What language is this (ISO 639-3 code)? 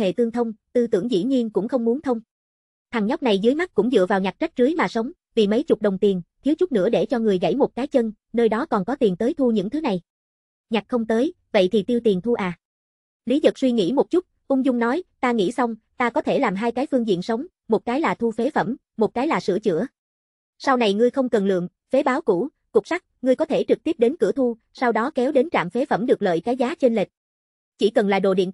vie